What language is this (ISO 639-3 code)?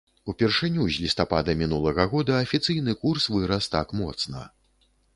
bel